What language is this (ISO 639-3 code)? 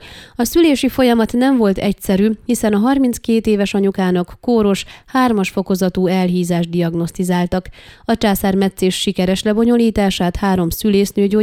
hun